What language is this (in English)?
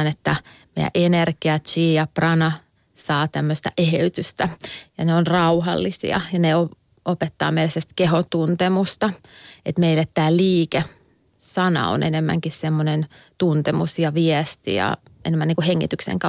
Finnish